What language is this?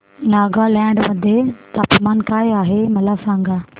Marathi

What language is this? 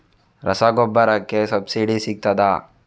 Kannada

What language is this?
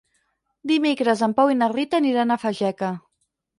Catalan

